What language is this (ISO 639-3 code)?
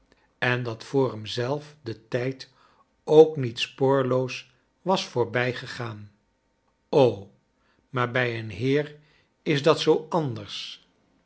nld